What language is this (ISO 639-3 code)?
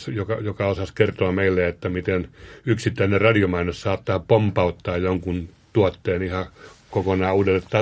fin